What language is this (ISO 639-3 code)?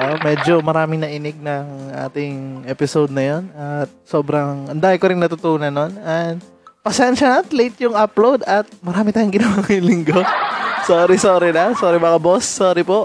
fil